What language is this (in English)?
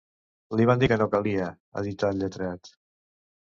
Catalan